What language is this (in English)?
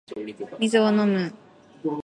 Japanese